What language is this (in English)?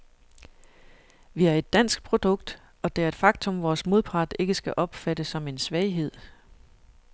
Danish